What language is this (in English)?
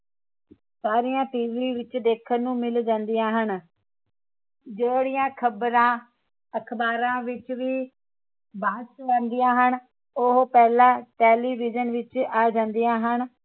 Punjabi